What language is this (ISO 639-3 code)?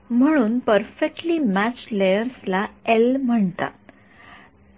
mar